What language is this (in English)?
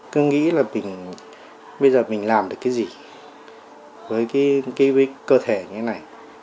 Vietnamese